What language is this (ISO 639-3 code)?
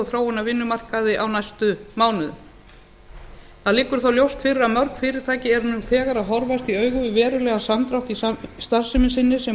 isl